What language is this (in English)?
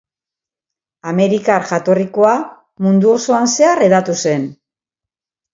Basque